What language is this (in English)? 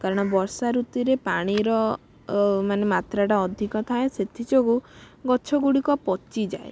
Odia